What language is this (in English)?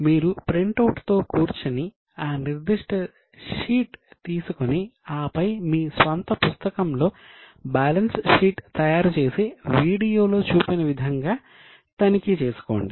Telugu